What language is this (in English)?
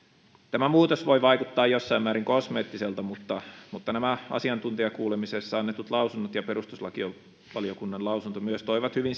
Finnish